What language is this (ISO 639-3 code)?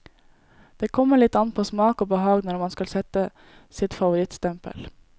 nor